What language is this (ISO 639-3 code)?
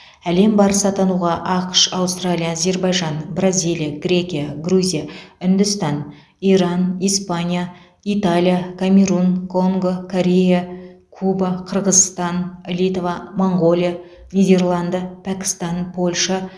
kaz